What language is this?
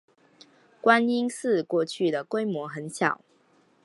Chinese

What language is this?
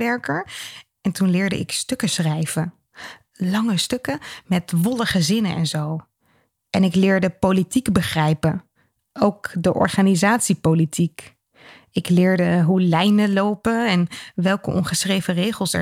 Dutch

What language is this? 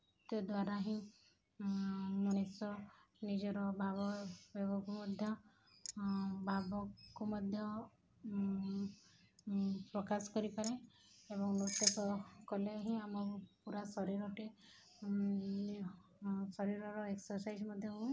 Odia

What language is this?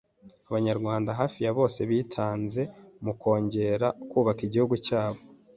Kinyarwanda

